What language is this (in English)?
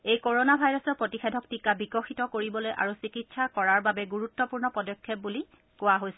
Assamese